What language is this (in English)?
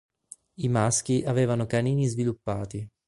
Italian